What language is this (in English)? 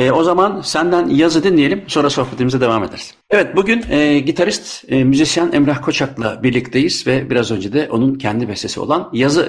Turkish